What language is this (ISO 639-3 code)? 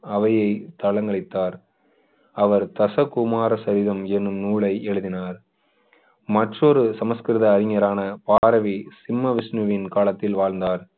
tam